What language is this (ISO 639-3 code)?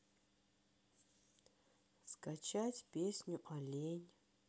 rus